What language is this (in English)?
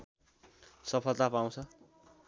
Nepali